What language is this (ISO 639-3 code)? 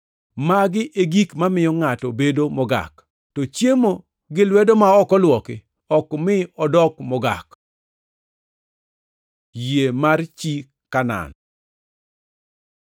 luo